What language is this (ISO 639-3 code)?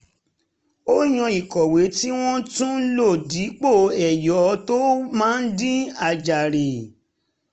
yor